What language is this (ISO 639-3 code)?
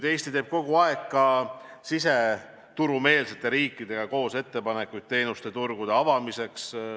est